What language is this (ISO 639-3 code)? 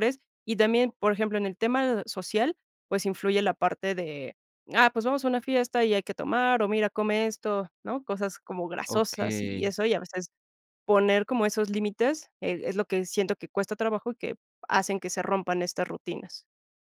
spa